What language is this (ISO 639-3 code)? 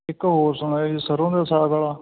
pan